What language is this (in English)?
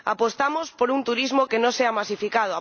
Spanish